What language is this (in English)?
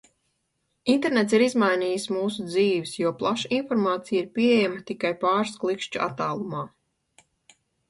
Latvian